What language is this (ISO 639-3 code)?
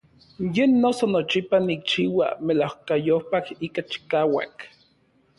nlv